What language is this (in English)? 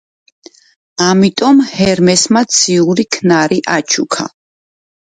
Georgian